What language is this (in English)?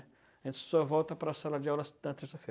Portuguese